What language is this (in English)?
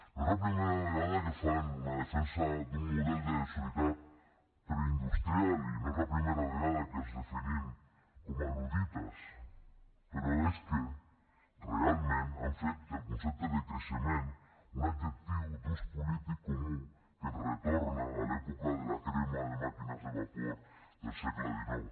Catalan